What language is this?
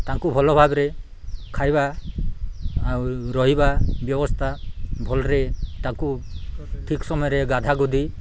Odia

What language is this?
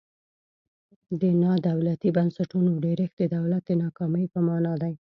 Pashto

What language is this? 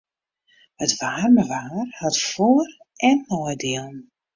Western Frisian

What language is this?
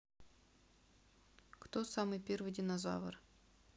Russian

